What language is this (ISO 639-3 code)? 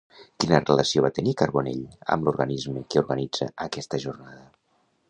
cat